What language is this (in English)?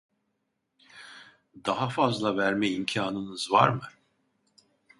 Turkish